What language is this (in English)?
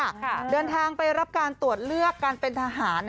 Thai